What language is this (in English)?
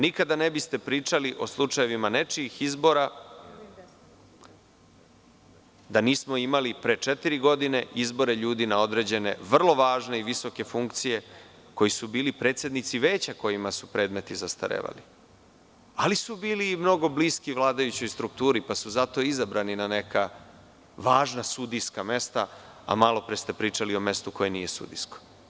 Serbian